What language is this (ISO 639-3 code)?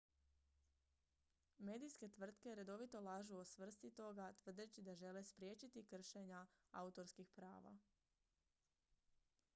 hrv